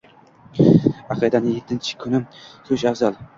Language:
Uzbek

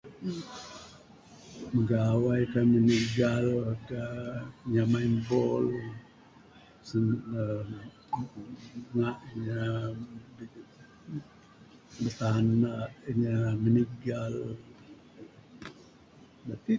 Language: Bukar-Sadung Bidayuh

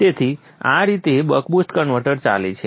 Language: Gujarati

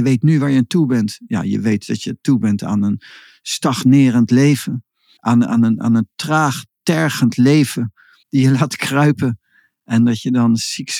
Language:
Dutch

